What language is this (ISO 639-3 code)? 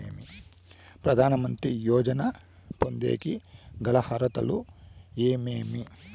tel